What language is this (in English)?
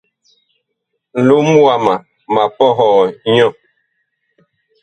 Bakoko